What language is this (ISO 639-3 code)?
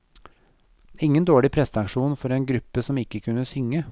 nor